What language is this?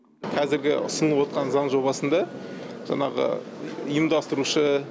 Kazakh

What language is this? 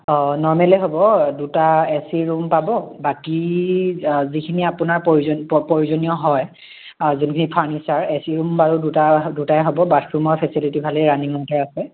Assamese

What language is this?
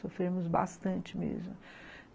Portuguese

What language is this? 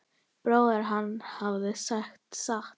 Icelandic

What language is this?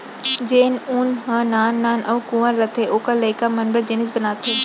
Chhattisgarhi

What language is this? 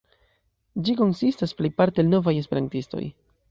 Esperanto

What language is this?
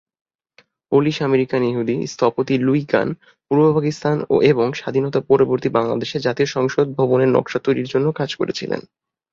Bangla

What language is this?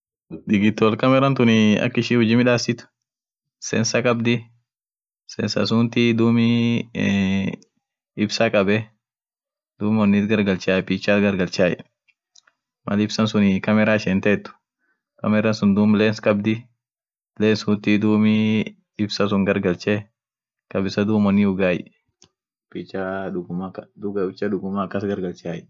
Orma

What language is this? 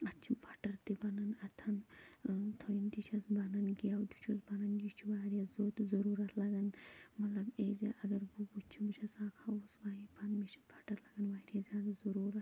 Kashmiri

